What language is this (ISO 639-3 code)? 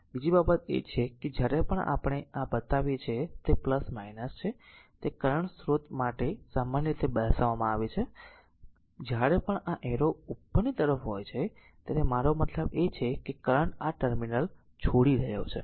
guj